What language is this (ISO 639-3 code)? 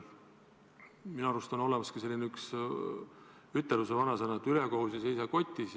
est